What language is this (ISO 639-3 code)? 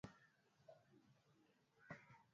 swa